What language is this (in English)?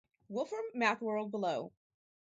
English